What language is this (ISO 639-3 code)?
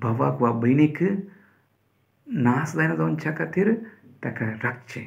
ron